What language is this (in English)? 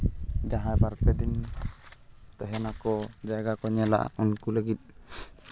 Santali